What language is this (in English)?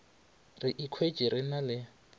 Northern Sotho